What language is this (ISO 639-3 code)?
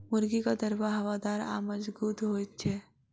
mai